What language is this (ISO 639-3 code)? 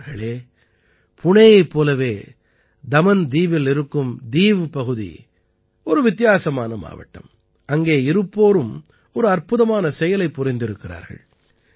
tam